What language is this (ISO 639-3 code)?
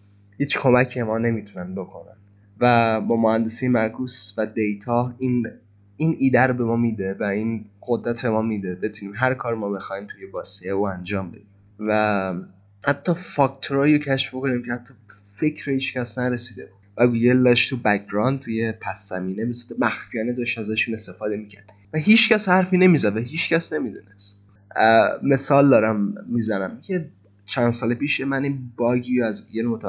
fas